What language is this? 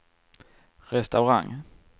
Swedish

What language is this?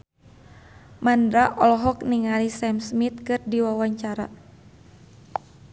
Sundanese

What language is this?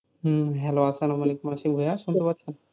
Bangla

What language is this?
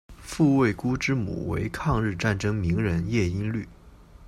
Chinese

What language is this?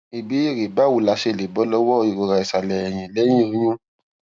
Yoruba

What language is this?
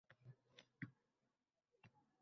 Uzbek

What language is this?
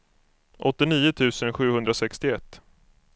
Swedish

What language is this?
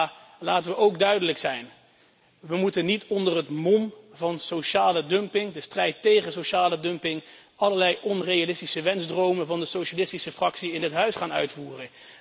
Dutch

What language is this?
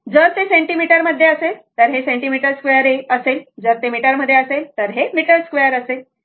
Marathi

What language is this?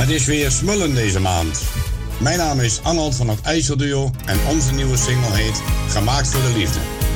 Dutch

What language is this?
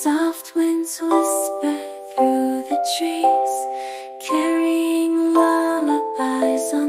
English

